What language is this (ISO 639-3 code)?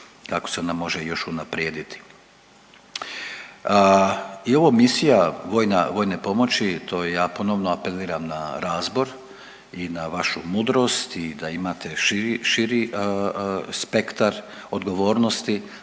hrv